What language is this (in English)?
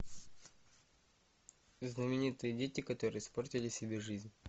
Russian